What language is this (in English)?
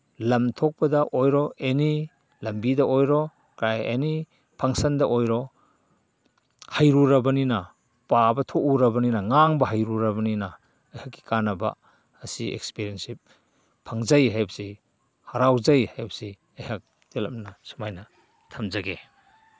Manipuri